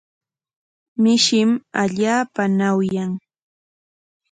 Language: Corongo Ancash Quechua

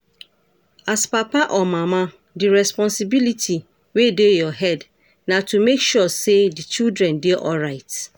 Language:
Nigerian Pidgin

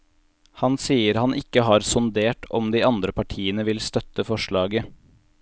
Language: Norwegian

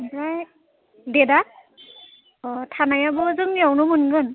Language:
Bodo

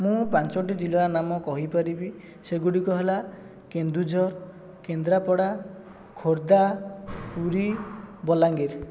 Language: Odia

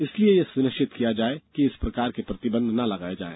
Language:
Hindi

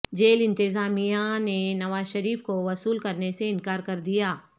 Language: Urdu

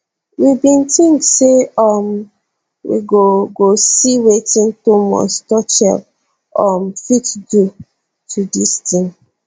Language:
Nigerian Pidgin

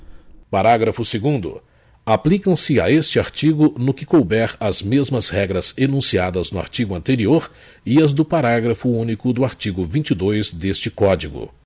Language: Portuguese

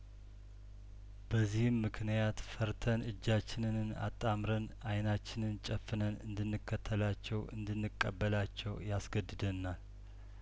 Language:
Amharic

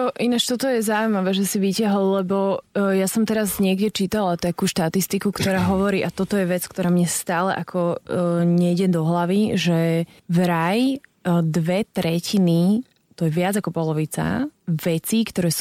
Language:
Slovak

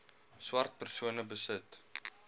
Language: Afrikaans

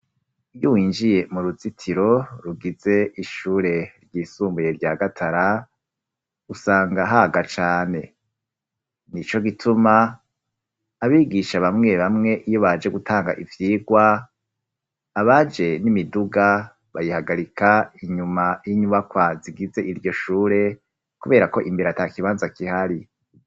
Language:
Rundi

